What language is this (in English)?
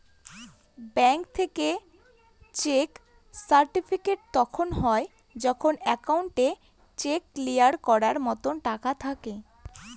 Bangla